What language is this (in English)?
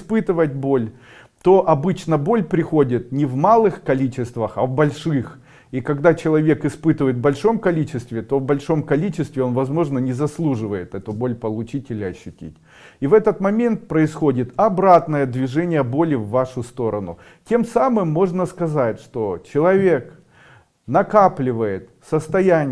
Russian